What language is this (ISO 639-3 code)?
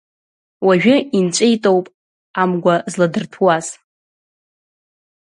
abk